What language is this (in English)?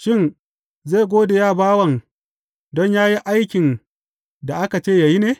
Hausa